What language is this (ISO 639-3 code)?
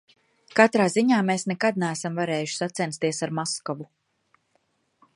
lav